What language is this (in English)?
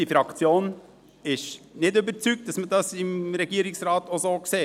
Swiss German